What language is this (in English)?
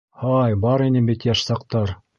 Bashkir